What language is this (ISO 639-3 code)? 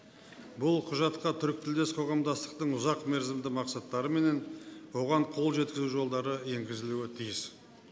kaz